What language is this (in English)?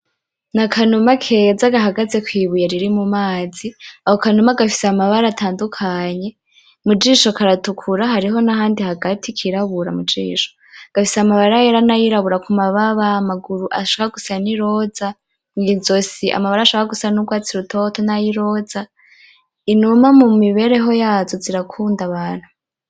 Rundi